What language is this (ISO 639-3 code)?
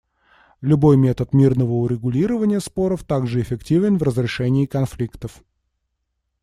rus